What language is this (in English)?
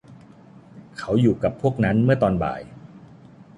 Thai